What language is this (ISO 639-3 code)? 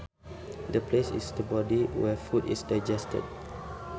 sun